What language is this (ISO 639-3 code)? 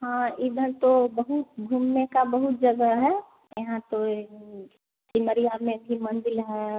hin